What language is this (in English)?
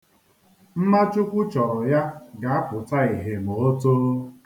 Igbo